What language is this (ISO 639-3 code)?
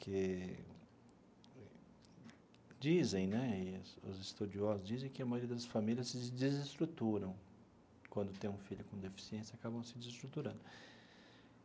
por